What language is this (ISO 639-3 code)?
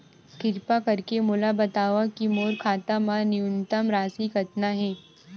hne